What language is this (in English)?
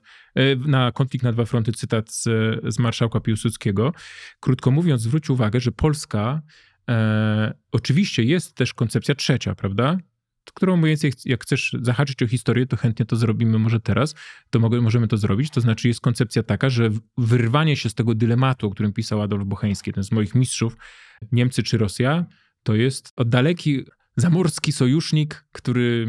Polish